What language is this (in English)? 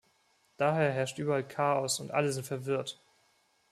German